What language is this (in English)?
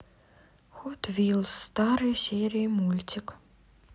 Russian